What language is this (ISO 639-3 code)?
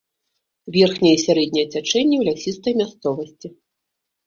bel